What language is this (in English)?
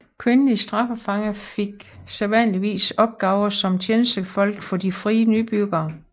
Danish